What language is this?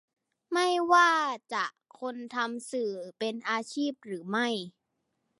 Thai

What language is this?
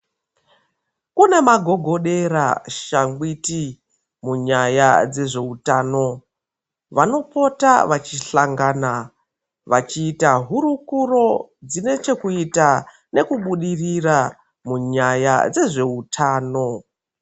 Ndau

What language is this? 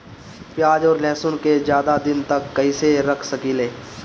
Bhojpuri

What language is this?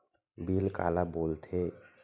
Chhattisgarhi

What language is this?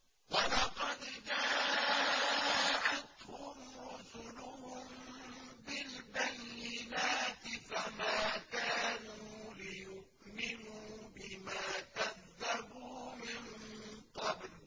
Arabic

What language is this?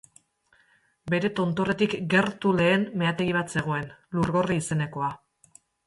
Basque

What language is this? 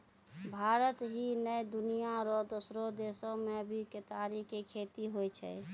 Maithili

